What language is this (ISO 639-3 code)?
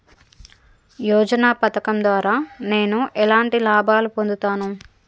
tel